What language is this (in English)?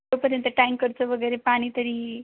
Marathi